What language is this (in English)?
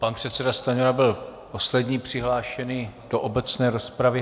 Czech